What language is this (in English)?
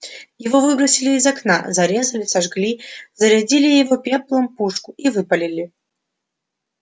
Russian